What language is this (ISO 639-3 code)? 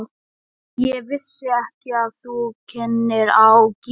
isl